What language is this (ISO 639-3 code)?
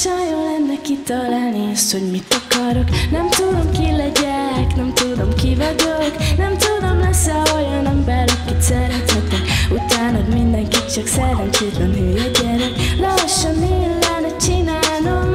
hun